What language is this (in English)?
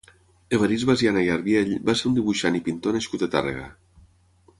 Catalan